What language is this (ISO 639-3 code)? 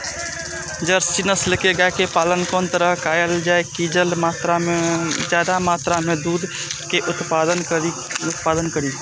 mai